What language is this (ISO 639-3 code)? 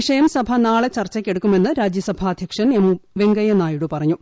mal